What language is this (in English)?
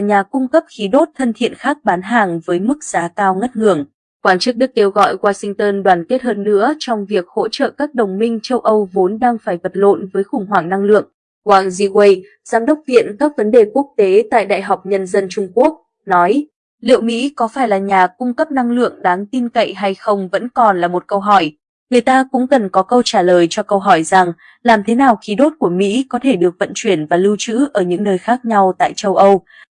Vietnamese